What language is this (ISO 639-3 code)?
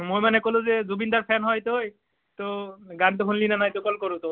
asm